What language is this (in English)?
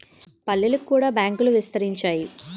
Telugu